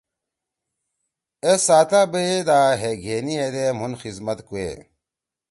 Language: Torwali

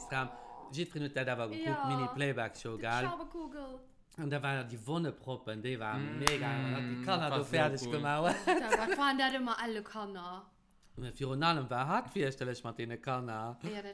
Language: German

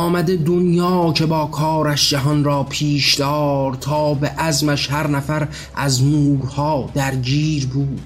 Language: Persian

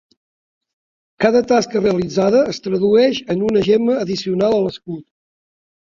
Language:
Catalan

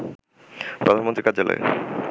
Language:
Bangla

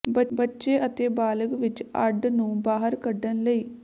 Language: Punjabi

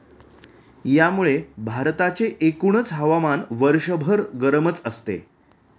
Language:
Marathi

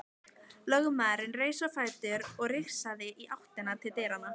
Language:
Icelandic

